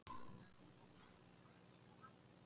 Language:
Icelandic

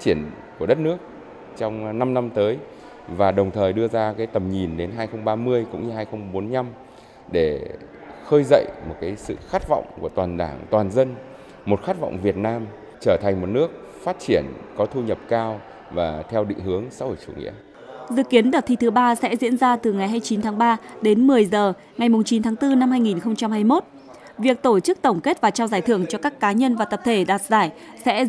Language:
Vietnamese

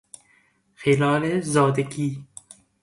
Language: Persian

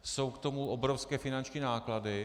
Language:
Czech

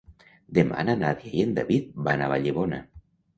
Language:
Catalan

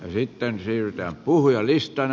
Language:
Finnish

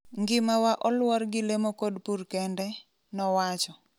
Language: Luo (Kenya and Tanzania)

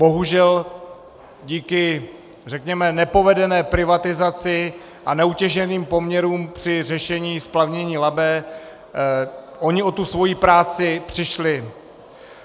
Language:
Czech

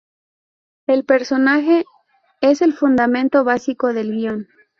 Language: Spanish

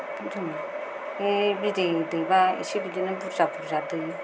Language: Bodo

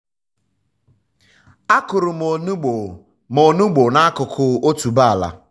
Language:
Igbo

